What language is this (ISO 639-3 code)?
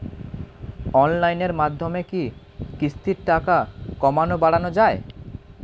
ben